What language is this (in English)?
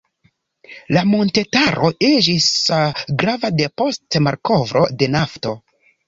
Esperanto